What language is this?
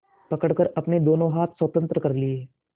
Hindi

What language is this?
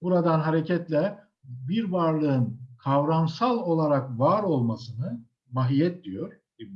Turkish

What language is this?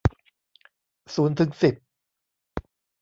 Thai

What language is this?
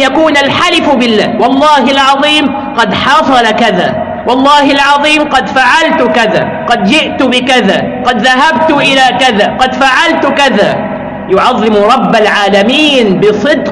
Arabic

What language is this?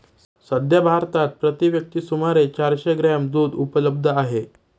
Marathi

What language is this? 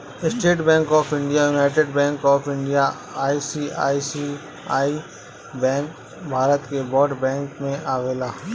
Bhojpuri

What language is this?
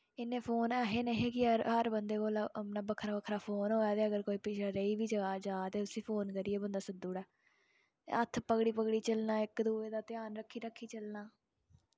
Dogri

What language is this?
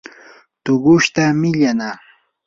Yanahuanca Pasco Quechua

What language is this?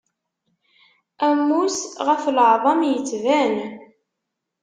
Kabyle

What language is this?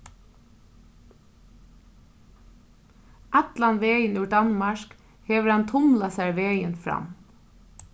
Faroese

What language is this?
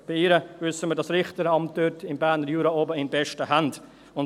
Swiss German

